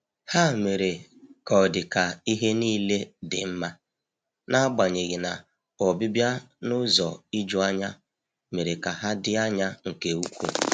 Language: Igbo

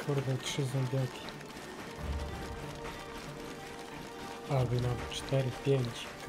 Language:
Polish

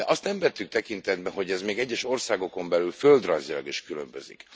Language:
Hungarian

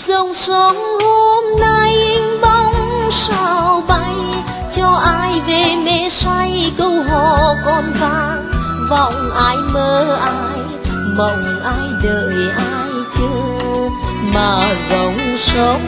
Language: Vietnamese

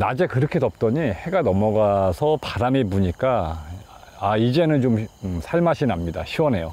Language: Korean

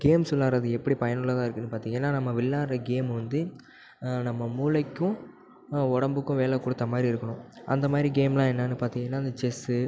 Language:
Tamil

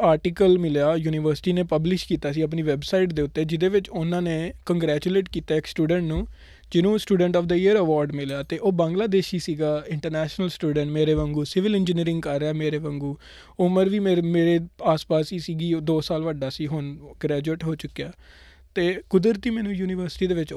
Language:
Punjabi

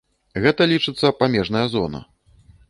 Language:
Belarusian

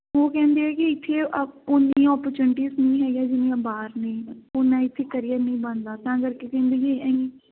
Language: Punjabi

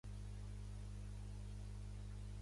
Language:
Catalan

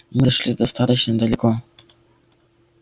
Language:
Russian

